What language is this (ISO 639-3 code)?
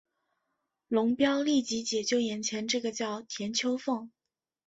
zho